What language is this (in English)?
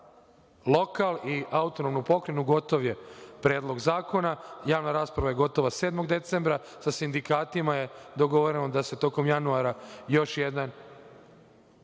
Serbian